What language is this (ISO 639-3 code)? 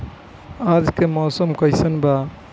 bho